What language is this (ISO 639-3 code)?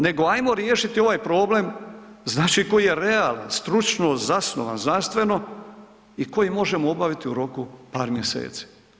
hrv